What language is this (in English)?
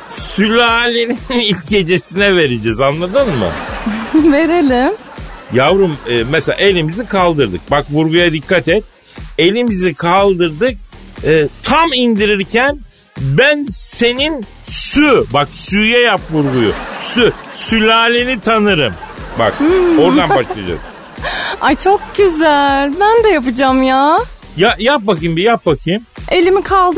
Turkish